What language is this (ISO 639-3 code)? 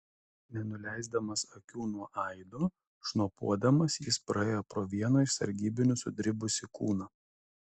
lit